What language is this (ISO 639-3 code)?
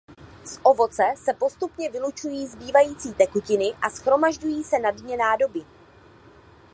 ces